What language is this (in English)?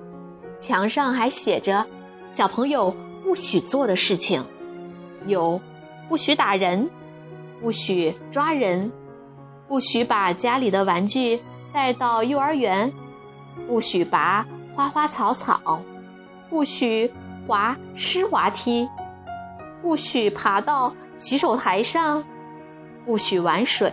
Chinese